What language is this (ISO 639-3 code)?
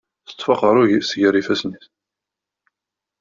kab